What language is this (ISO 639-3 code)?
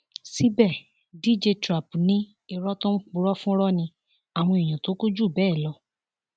yor